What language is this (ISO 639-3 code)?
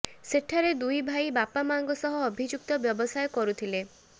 ori